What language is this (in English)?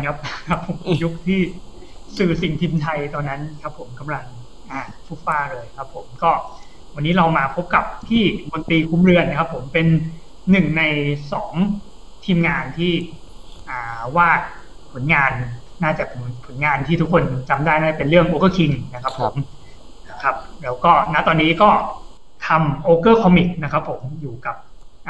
Thai